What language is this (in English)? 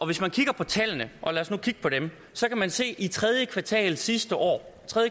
Danish